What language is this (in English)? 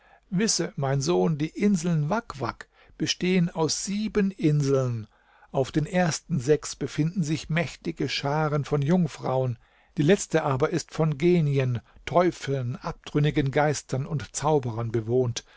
German